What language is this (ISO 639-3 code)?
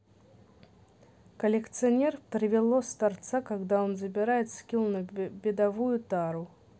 rus